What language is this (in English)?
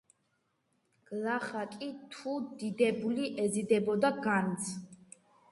Georgian